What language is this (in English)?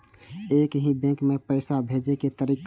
Maithili